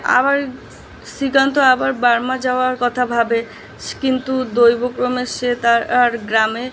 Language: Bangla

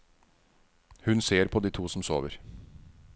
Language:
Norwegian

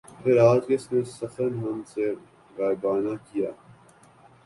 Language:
Urdu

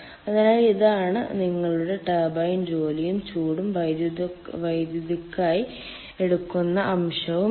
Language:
Malayalam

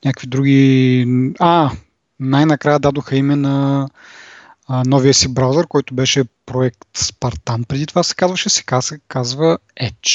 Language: Bulgarian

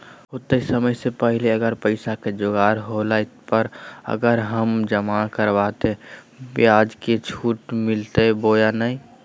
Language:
Magahi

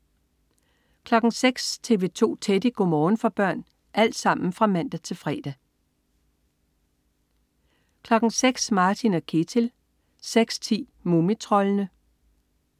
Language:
Danish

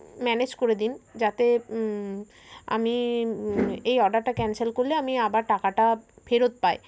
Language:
Bangla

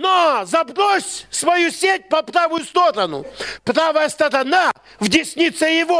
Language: Russian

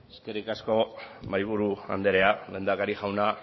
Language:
Basque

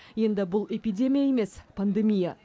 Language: Kazakh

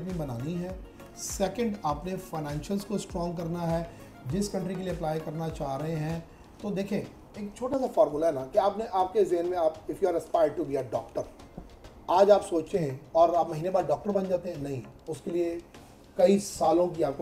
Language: Hindi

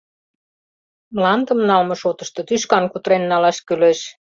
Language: Mari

